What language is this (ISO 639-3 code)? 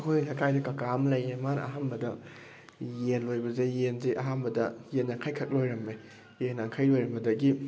mni